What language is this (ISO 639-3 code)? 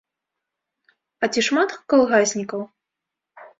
bel